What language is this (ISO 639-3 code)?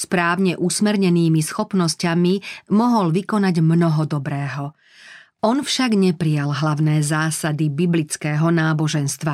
slk